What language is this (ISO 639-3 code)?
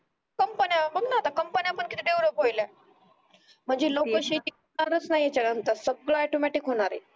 mar